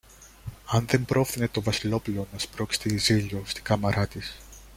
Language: Greek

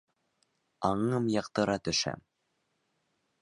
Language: Bashkir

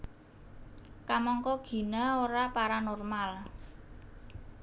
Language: Javanese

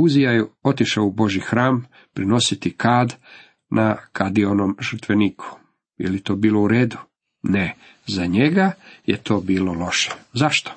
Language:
Croatian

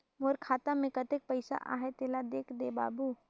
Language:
Chhattisgarhi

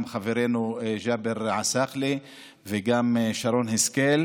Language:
Hebrew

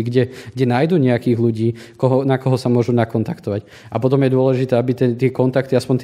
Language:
Slovak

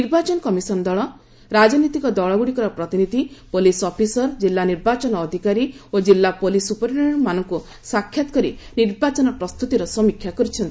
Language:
Odia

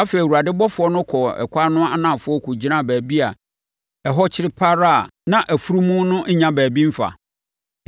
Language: Akan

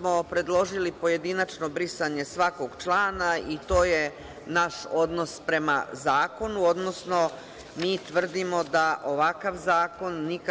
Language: Serbian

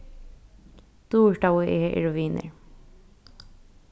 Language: Faroese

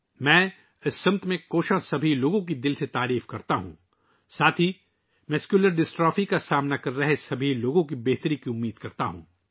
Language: Urdu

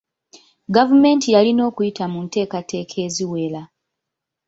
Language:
Ganda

